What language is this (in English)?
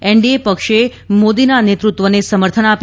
Gujarati